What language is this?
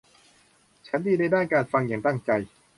Thai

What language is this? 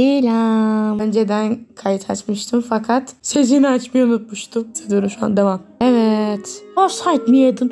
Turkish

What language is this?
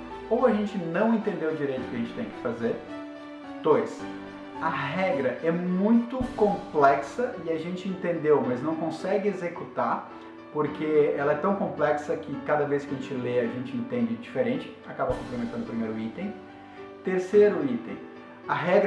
Portuguese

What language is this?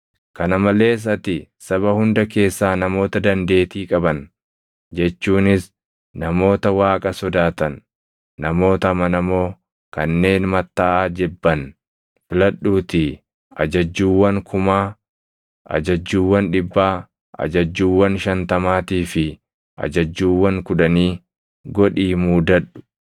Oromo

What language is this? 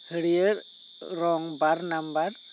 Santali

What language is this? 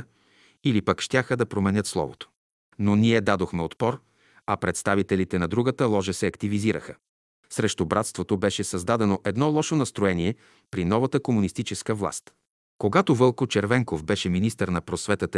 Bulgarian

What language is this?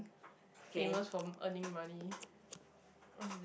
English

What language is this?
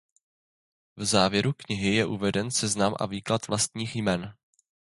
Czech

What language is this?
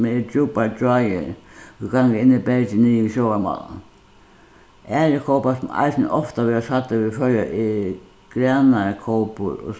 Faroese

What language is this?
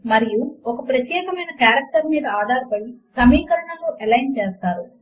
Telugu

